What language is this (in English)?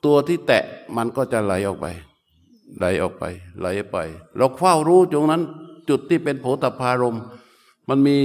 Thai